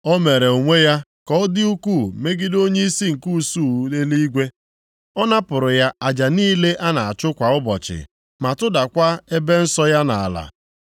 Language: Igbo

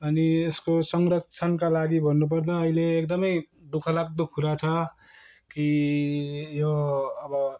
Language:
Nepali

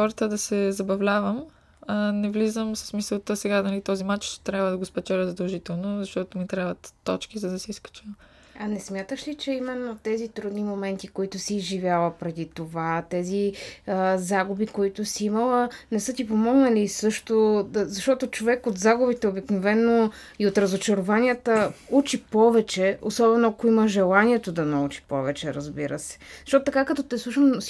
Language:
Bulgarian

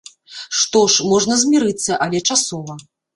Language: Belarusian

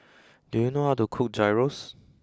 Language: English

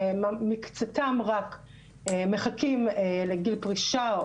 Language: Hebrew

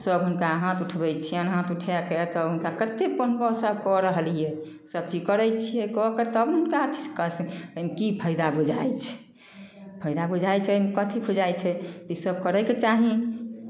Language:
Maithili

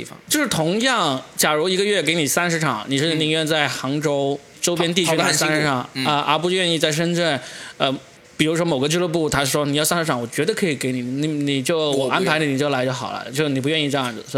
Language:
Chinese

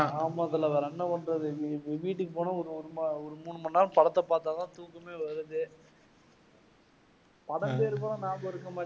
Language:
Tamil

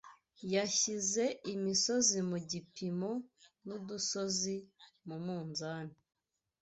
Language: Kinyarwanda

